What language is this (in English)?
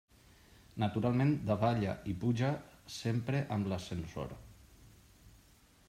Catalan